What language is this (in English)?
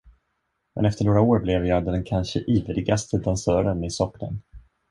Swedish